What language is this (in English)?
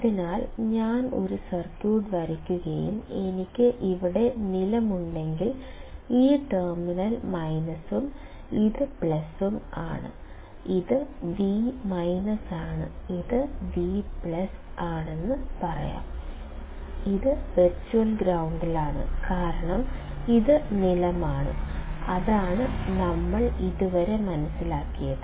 Malayalam